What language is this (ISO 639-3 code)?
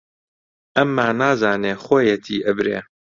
ckb